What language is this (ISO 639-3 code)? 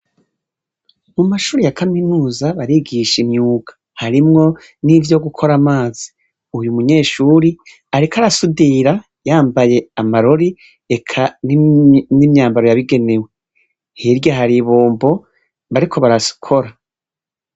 run